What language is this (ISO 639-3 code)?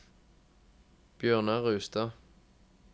nor